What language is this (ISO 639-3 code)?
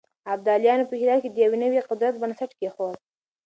pus